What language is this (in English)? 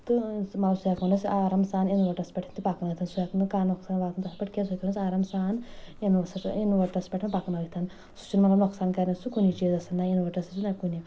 Kashmiri